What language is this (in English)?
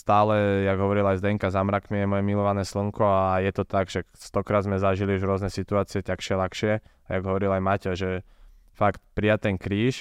Slovak